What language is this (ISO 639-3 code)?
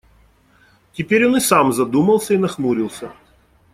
rus